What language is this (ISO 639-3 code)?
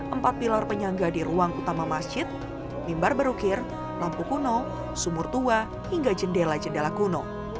ind